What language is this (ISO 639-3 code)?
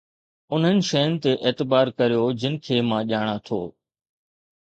snd